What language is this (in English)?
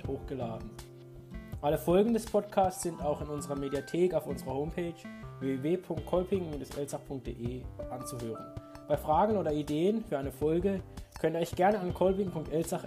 German